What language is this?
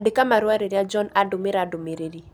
Kikuyu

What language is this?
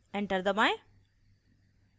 Hindi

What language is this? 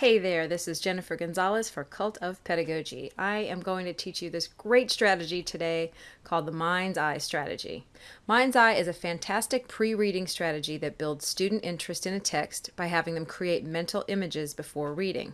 English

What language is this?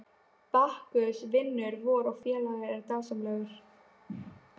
Icelandic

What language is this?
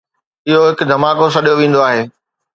Sindhi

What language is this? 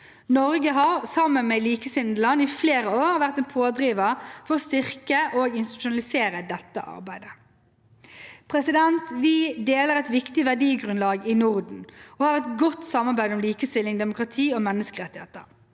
Norwegian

